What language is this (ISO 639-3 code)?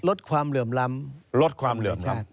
tha